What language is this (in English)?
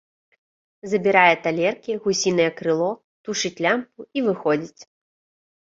Belarusian